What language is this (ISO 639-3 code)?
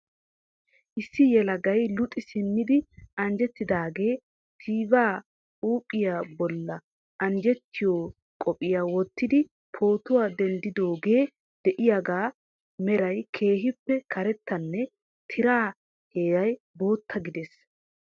wal